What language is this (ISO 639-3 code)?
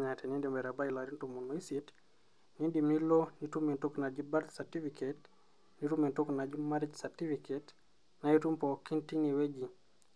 mas